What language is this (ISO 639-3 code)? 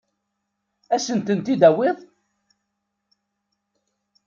kab